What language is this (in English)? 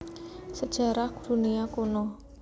Javanese